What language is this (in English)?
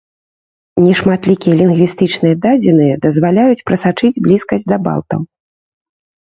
Belarusian